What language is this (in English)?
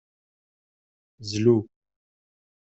Kabyle